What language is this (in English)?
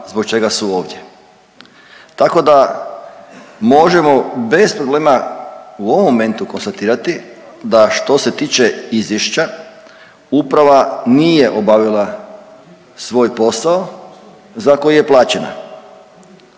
Croatian